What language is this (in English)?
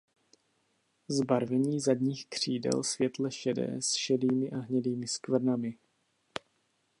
Czech